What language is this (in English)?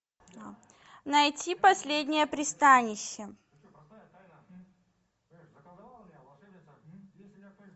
Russian